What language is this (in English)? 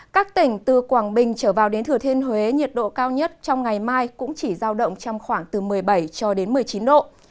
Vietnamese